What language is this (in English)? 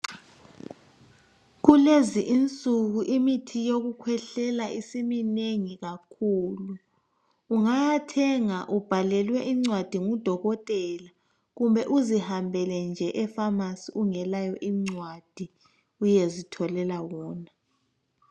North Ndebele